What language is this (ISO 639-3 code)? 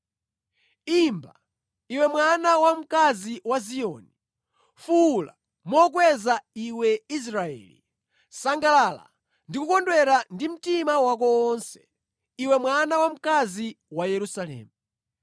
nya